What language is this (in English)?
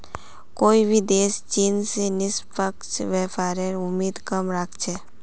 Magahi